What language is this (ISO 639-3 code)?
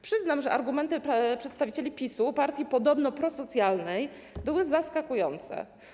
pol